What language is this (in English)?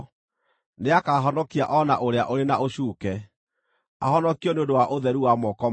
Kikuyu